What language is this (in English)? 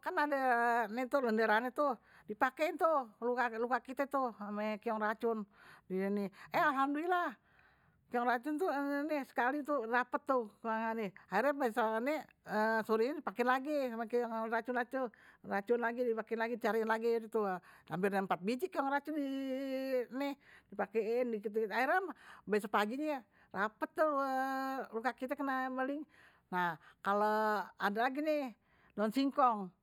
Betawi